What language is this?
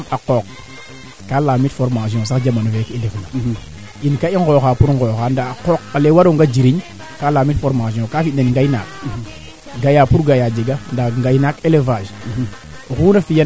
Serer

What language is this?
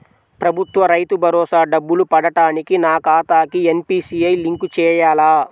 Telugu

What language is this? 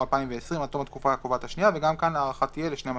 Hebrew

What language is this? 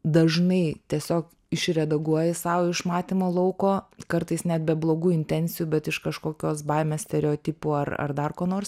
Lithuanian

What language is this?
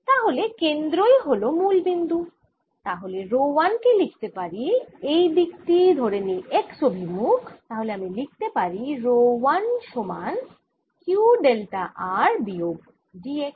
Bangla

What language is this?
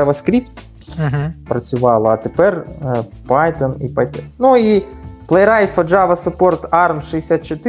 Ukrainian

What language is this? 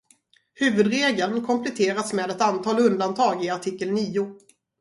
Swedish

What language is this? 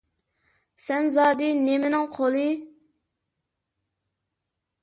Uyghur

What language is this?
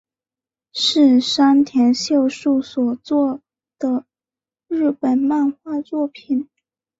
Chinese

